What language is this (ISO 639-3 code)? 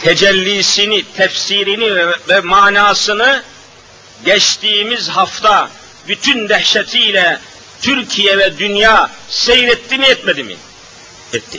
tur